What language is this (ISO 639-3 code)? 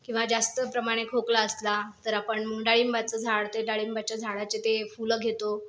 mar